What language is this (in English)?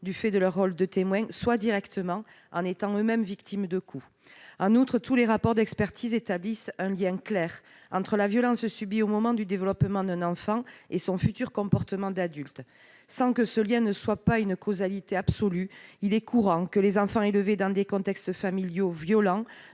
French